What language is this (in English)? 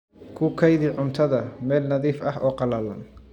Somali